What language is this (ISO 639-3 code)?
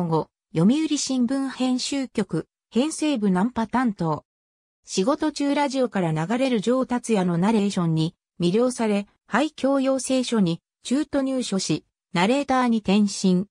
jpn